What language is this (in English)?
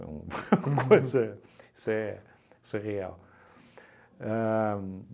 Portuguese